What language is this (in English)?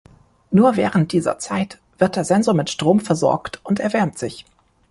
German